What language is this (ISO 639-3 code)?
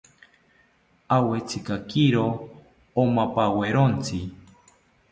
cpy